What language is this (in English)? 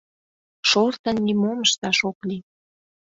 Mari